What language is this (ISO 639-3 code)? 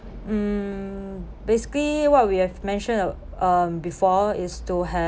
eng